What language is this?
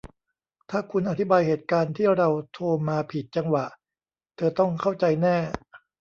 Thai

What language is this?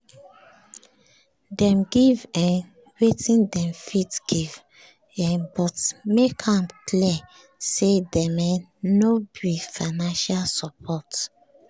Nigerian Pidgin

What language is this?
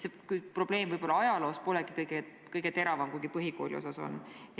Estonian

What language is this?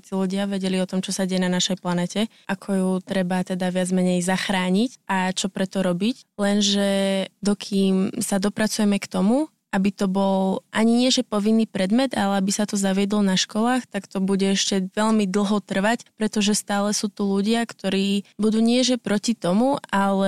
Slovak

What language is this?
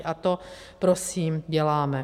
Czech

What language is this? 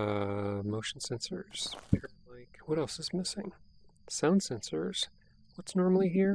English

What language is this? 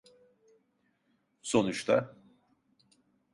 Turkish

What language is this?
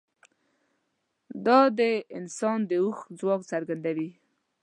Pashto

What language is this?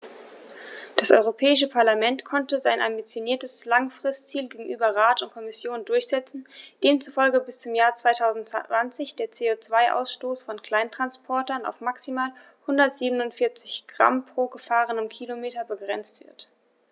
German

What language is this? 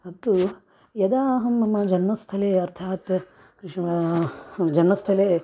Sanskrit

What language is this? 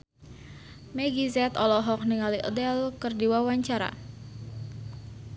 Sundanese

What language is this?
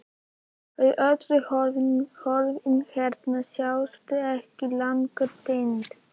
Icelandic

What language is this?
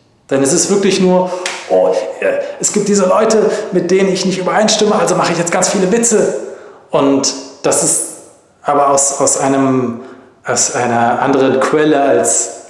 German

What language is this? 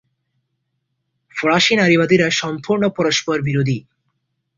Bangla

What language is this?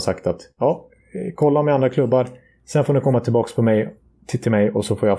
Swedish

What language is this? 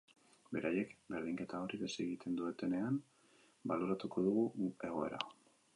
Basque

